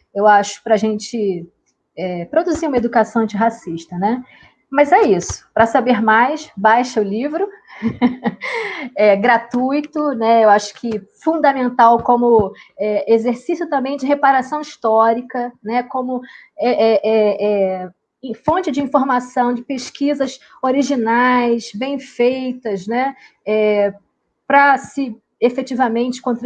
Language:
Portuguese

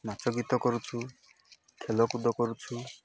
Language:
Odia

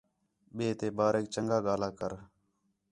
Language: Khetrani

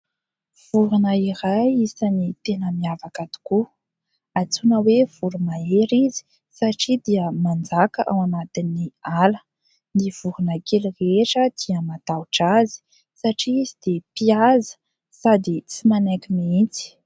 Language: Malagasy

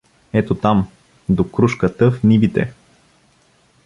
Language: Bulgarian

